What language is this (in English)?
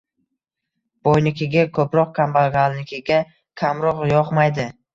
Uzbek